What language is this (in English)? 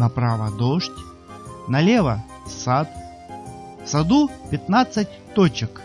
Russian